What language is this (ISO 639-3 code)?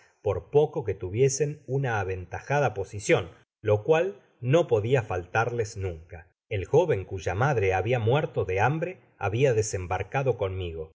spa